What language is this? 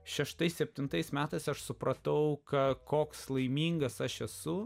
Lithuanian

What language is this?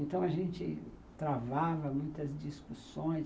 Portuguese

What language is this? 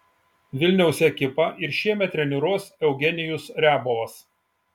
Lithuanian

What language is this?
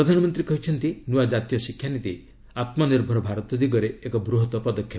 Odia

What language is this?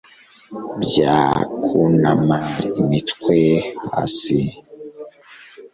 Kinyarwanda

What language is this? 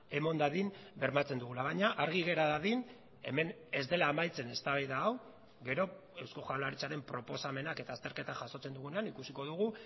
Basque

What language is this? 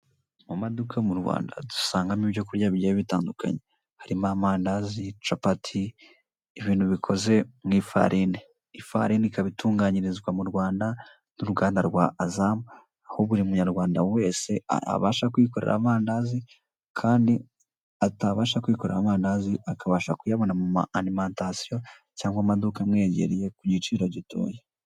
Kinyarwanda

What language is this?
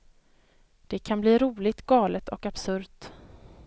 Swedish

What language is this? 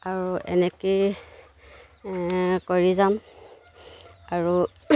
Assamese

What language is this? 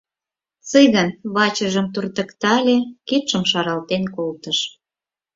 Mari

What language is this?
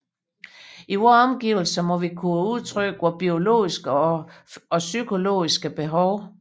Danish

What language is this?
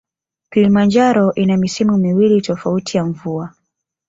Swahili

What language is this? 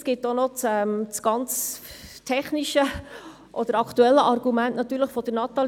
Swiss German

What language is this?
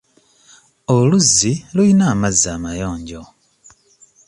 Ganda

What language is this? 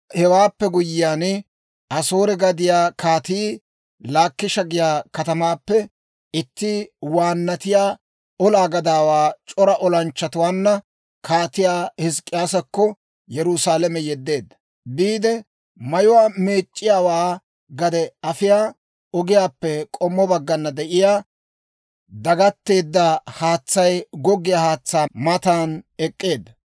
Dawro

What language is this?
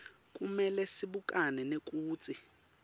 Swati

